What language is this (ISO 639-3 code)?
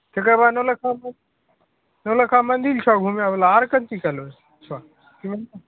mai